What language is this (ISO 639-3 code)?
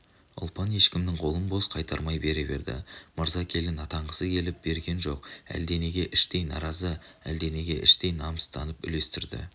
kaz